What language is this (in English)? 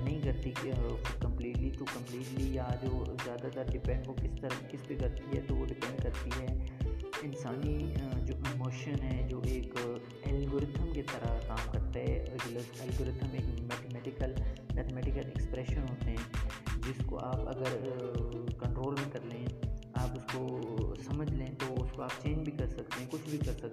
Urdu